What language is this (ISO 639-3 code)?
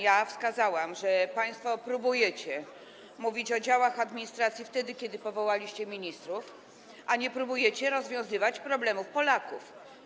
pol